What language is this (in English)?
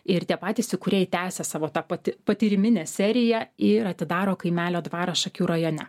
Lithuanian